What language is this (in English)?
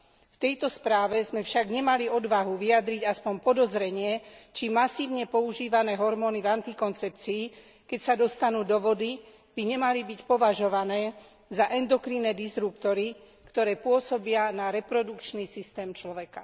Slovak